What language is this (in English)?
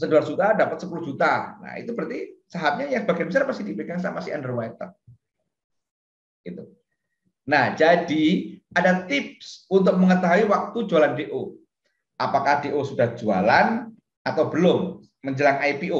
Indonesian